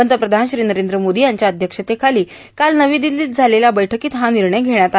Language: Marathi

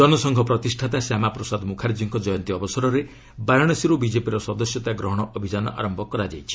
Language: Odia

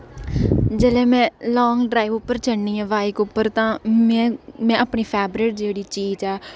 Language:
Dogri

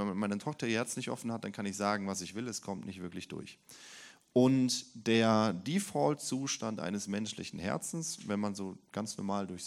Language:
German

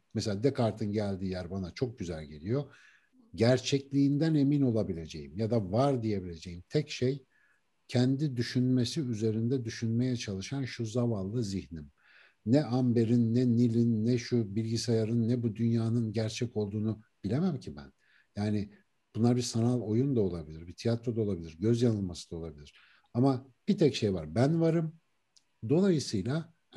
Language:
Turkish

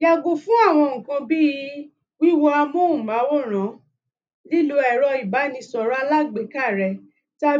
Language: Yoruba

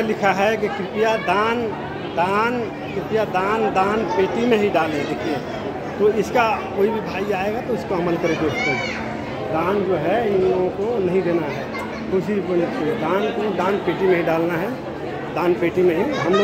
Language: Hindi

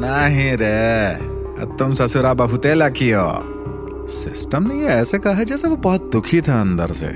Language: Hindi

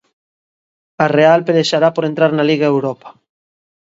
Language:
Galician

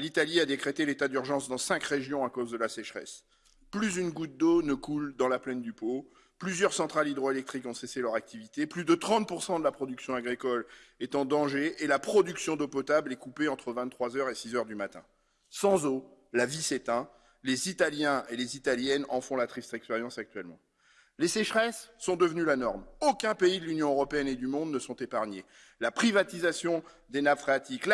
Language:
French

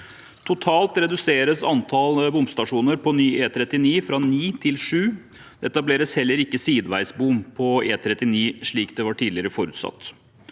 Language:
Norwegian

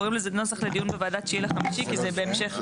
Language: Hebrew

